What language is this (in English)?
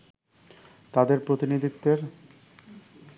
Bangla